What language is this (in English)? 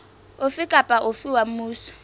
Southern Sotho